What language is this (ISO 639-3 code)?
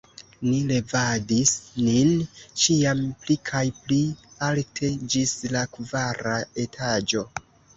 epo